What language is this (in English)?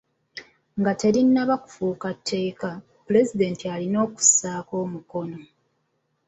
Ganda